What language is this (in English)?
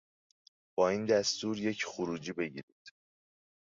Persian